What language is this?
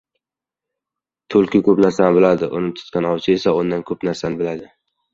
Uzbek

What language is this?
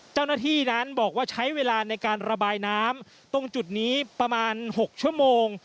Thai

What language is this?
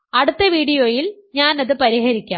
Malayalam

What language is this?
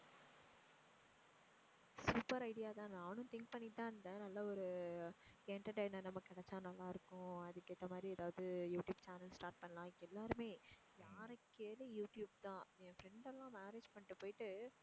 Tamil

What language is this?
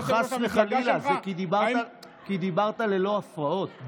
Hebrew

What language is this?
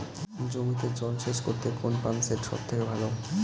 Bangla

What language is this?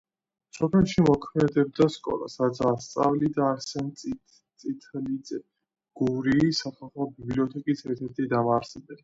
Georgian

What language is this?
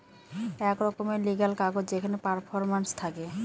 Bangla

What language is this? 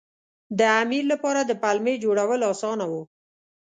Pashto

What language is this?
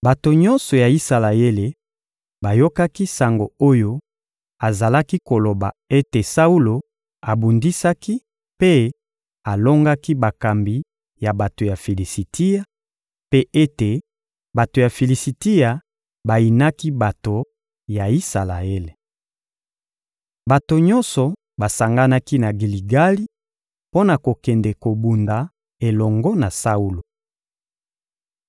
Lingala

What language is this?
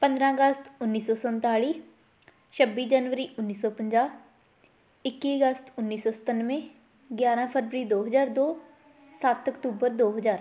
Punjabi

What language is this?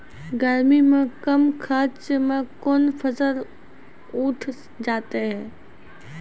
Maithili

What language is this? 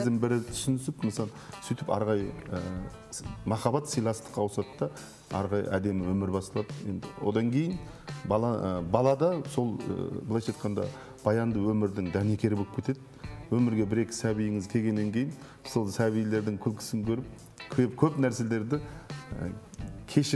Turkish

